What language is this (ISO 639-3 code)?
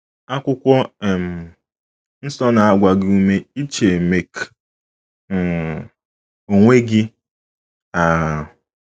ibo